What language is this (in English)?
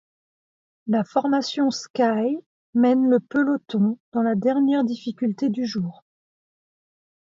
French